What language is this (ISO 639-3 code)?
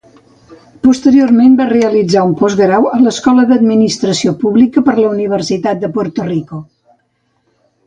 cat